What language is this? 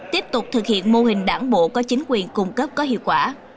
Vietnamese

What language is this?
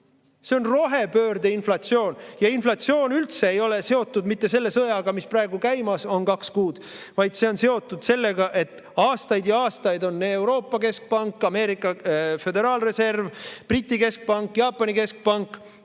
Estonian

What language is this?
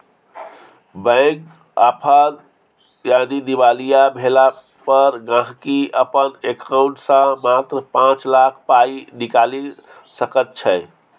Maithili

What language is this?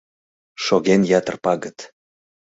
Mari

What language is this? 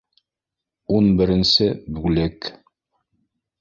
Bashkir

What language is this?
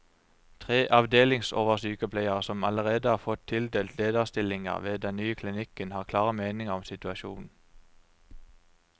Norwegian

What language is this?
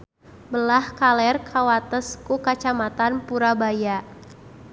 Sundanese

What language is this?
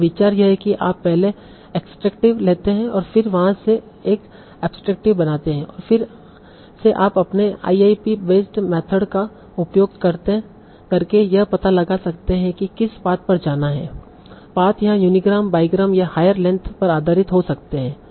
Hindi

